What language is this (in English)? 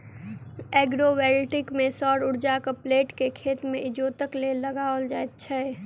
Maithili